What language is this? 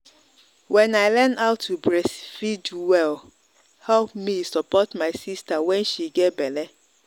Nigerian Pidgin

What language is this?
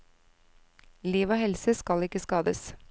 Norwegian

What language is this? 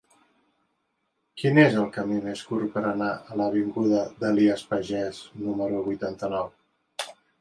Catalan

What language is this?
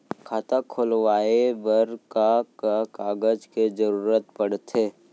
Chhattisgarhi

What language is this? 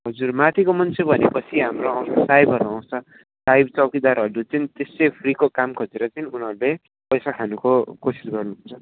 Nepali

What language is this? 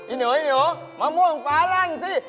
Thai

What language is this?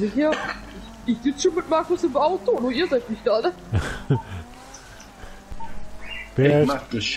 German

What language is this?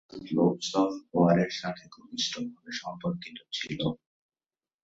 Bangla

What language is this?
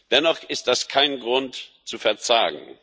German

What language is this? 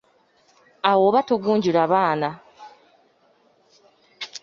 Ganda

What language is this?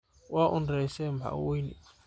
Somali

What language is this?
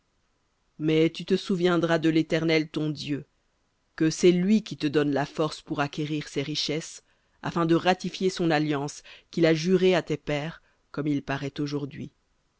French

